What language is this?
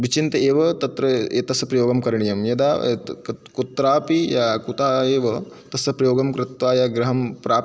Sanskrit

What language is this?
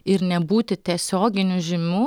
Lithuanian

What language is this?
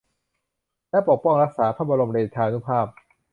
Thai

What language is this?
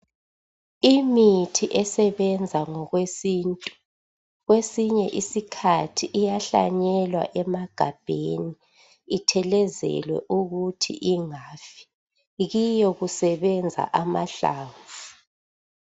North Ndebele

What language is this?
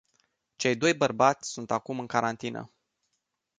Romanian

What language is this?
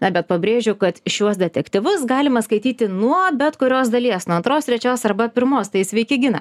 Lithuanian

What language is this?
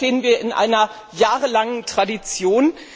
German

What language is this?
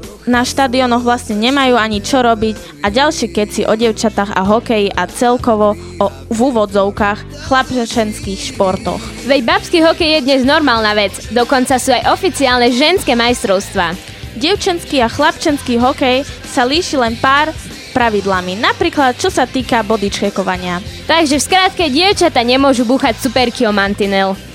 Slovak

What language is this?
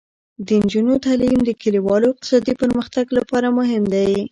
Pashto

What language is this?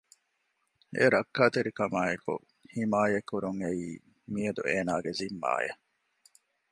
Divehi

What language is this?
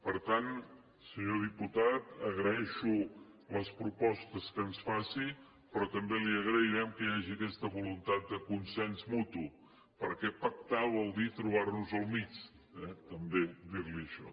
Catalan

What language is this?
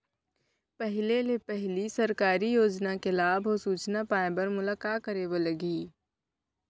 Chhattisgarhi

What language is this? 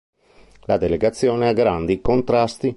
Italian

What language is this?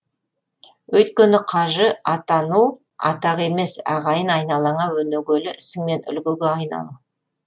Kazakh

